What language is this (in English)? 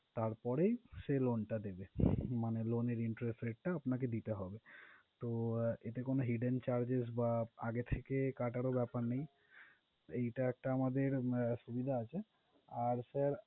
Bangla